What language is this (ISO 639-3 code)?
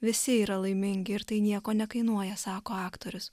lit